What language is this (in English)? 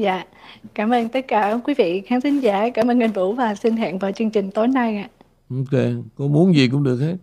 Vietnamese